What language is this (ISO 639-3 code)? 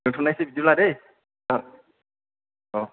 brx